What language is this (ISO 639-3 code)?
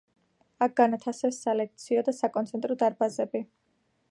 kat